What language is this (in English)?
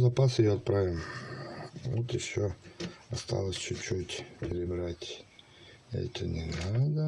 Russian